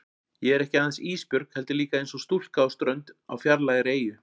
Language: Icelandic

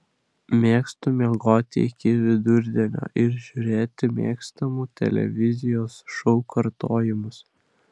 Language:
Lithuanian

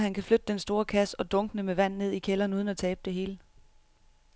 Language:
Danish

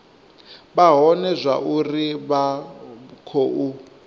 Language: Venda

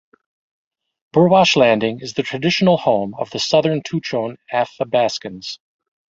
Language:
English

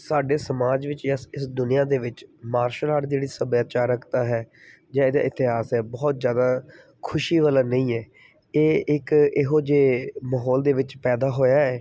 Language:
Punjabi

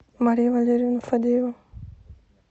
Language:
Russian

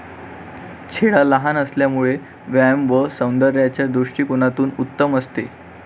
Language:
Marathi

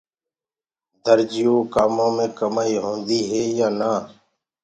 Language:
Gurgula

